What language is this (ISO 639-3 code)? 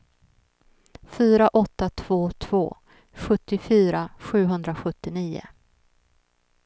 swe